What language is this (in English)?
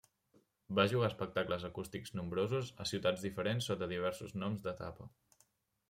Catalan